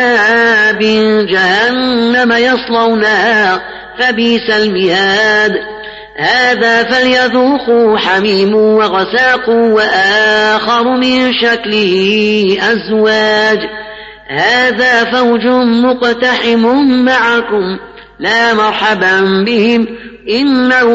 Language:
Arabic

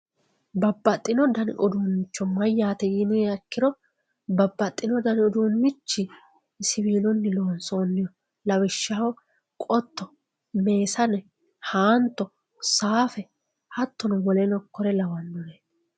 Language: Sidamo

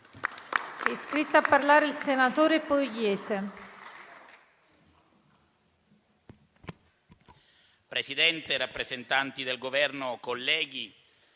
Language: Italian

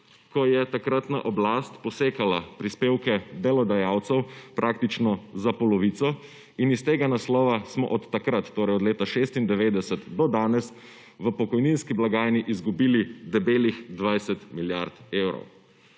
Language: Slovenian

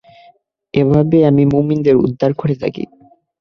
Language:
Bangla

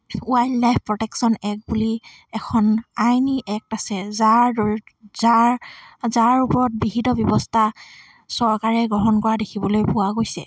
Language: Assamese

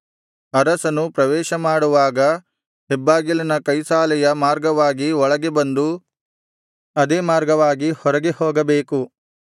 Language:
Kannada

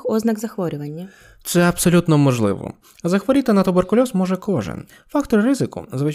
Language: Ukrainian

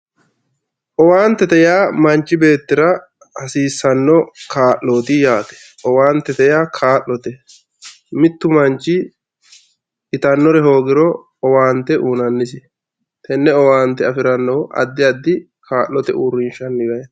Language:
Sidamo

